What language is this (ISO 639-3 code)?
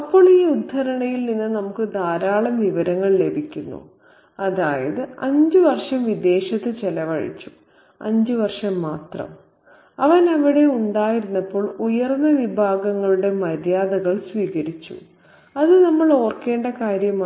mal